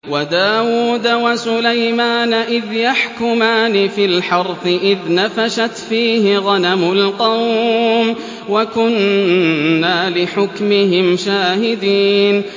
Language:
Arabic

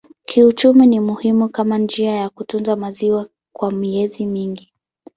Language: Swahili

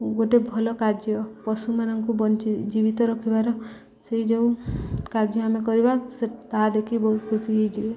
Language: Odia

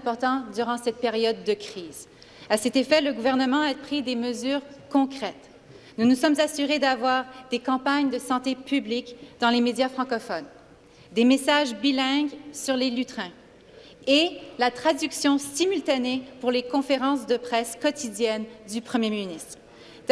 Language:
French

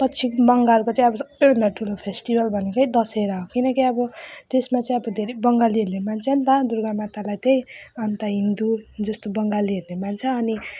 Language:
Nepali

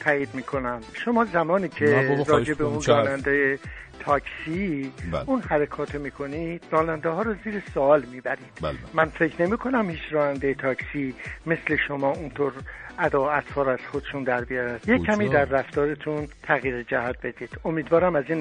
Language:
Persian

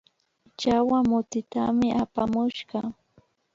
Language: Imbabura Highland Quichua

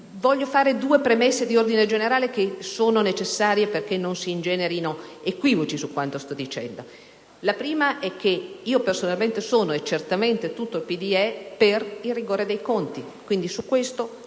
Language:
Italian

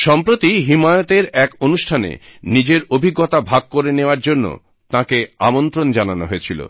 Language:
Bangla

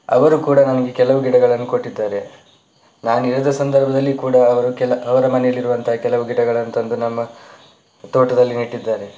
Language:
Kannada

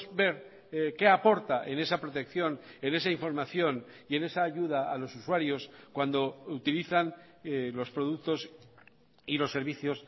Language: Spanish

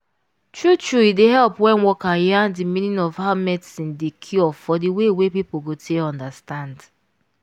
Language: Nigerian Pidgin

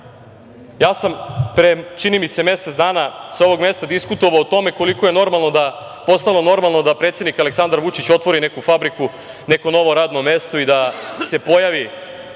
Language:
Serbian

